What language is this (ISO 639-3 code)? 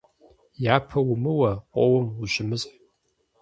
kbd